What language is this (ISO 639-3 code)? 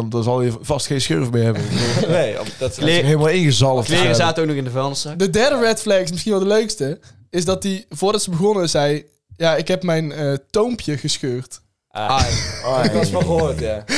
nld